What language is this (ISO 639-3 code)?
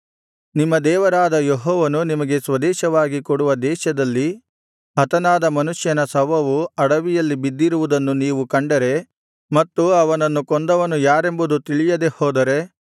kan